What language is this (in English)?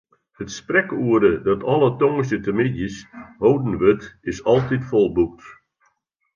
Western Frisian